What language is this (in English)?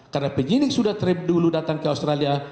Indonesian